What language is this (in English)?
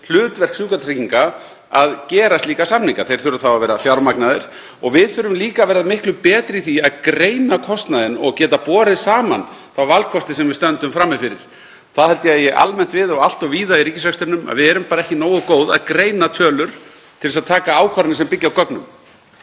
Icelandic